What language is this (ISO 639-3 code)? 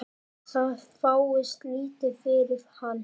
isl